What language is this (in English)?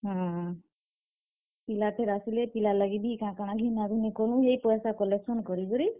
Odia